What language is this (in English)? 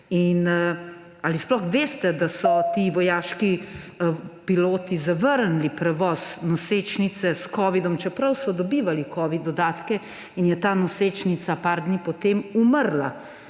Slovenian